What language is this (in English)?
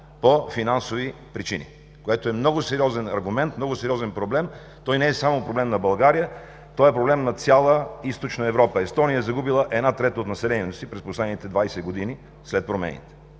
Bulgarian